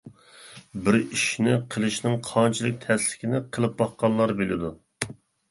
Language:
Uyghur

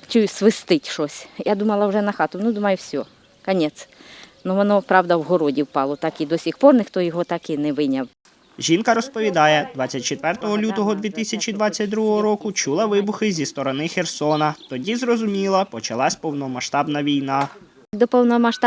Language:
Ukrainian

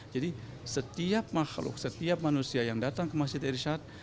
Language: Indonesian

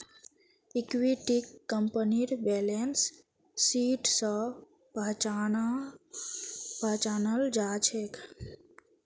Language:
Magahi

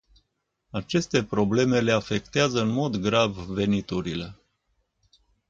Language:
Romanian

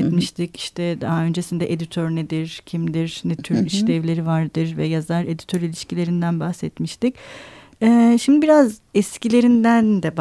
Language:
Turkish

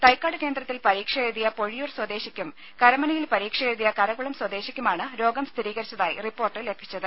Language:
Malayalam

